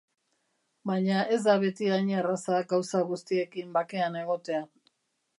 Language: Basque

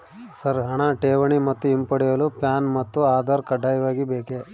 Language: Kannada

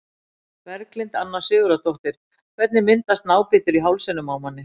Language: Icelandic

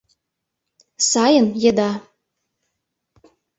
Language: Mari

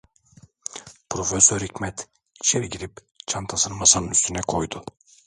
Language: Turkish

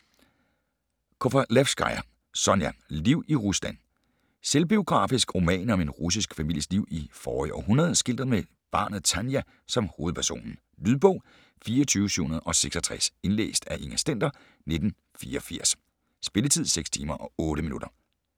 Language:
Danish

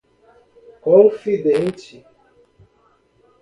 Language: Portuguese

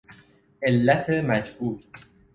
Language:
Persian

